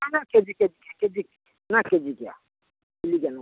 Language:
Odia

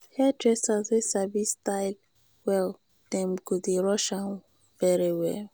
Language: Nigerian Pidgin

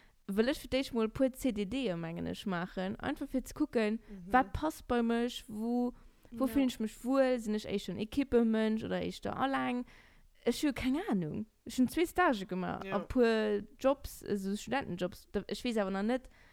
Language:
German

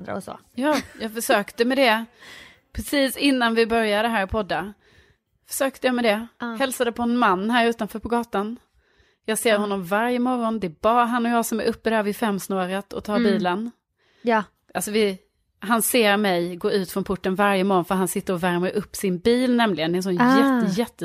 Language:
Swedish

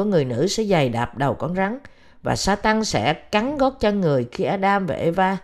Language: Vietnamese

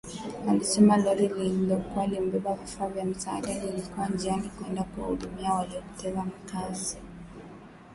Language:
Swahili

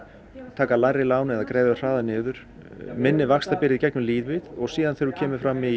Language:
Icelandic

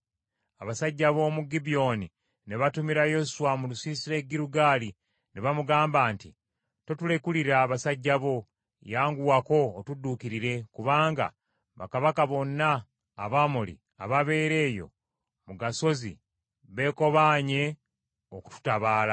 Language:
Ganda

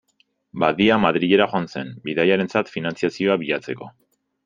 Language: Basque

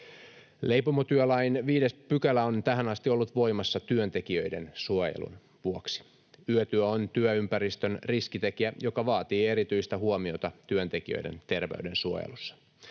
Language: Finnish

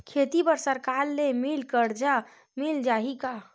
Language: Chhattisgarhi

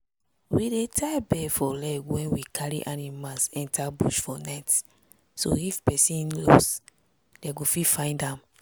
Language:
Nigerian Pidgin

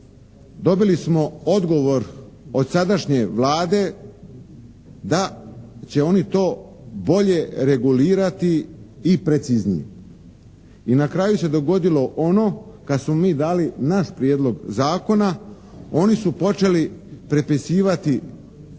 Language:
Croatian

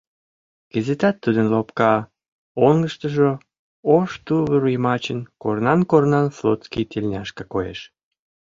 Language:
Mari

